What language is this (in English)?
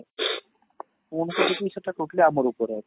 Odia